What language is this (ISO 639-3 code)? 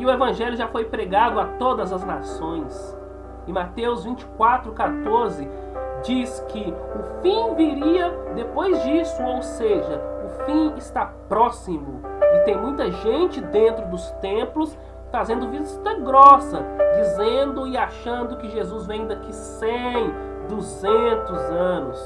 por